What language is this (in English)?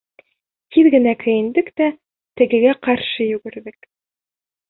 Bashkir